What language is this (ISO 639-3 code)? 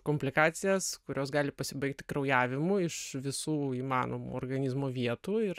lit